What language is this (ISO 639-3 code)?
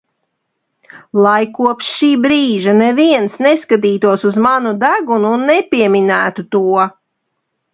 lav